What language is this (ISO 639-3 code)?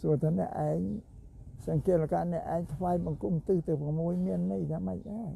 tha